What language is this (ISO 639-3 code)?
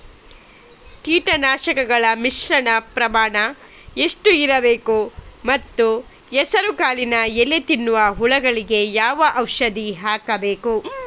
kan